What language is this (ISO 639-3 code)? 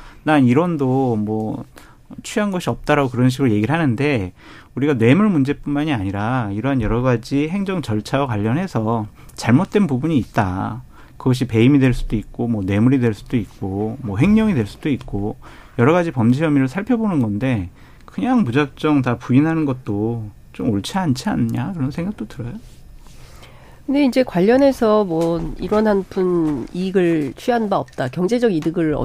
kor